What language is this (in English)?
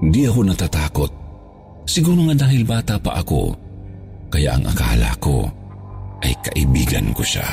Filipino